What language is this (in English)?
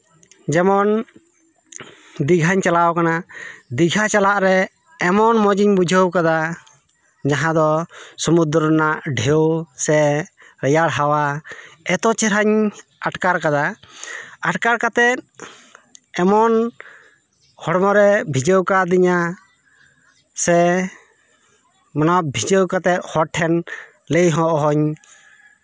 Santali